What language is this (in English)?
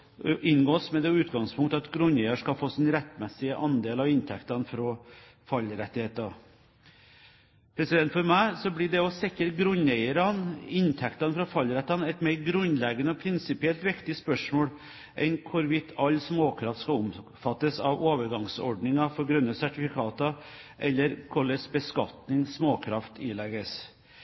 Norwegian Bokmål